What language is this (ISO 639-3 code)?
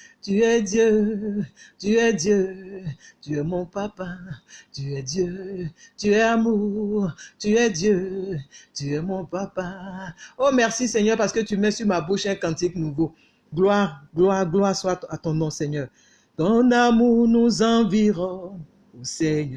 fra